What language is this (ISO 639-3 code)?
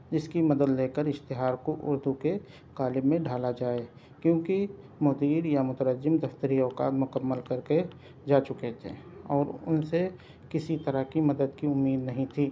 urd